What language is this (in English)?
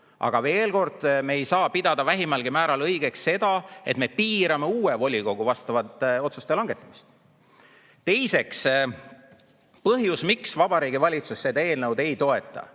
Estonian